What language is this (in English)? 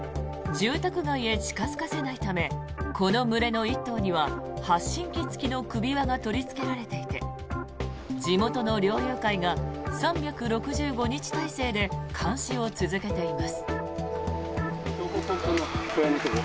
Japanese